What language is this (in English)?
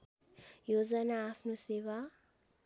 Nepali